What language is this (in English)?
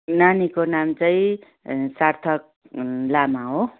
Nepali